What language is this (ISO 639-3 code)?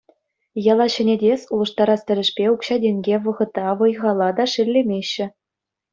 chv